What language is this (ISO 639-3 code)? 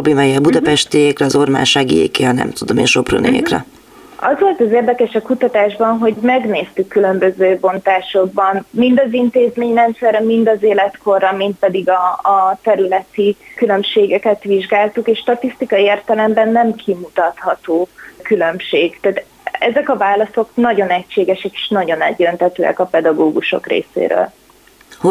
hun